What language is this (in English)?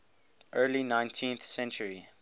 English